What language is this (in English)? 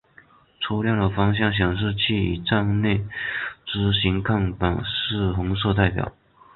Chinese